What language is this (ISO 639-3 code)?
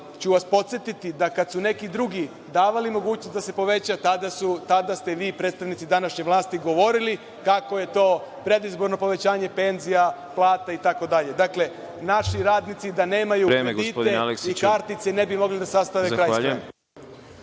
srp